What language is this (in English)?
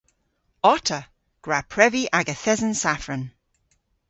Cornish